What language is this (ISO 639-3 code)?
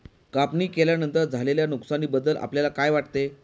mar